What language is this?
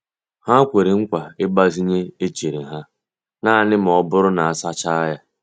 Igbo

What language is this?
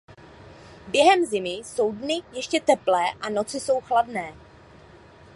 Czech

